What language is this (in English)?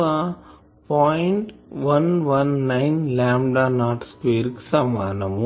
Telugu